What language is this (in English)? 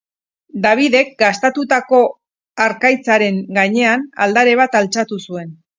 Basque